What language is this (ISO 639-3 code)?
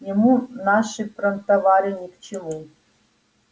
rus